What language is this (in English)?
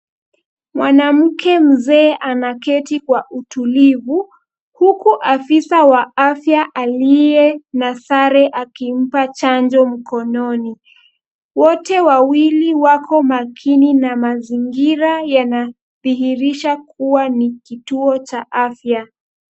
Swahili